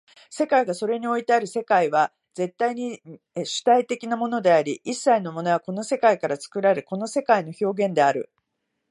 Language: Japanese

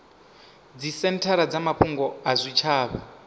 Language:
Venda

